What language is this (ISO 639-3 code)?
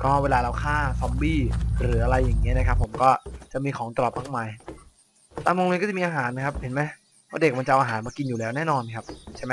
tha